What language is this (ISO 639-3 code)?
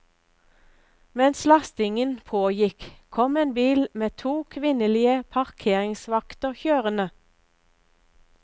nor